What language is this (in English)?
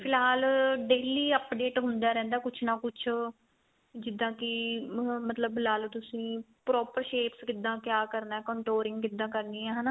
Punjabi